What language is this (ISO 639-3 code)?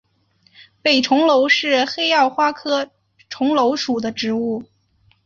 zho